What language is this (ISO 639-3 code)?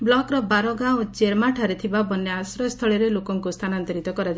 ori